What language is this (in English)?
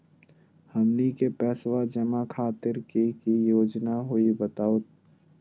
Magahi